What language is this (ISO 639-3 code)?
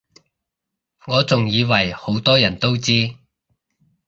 yue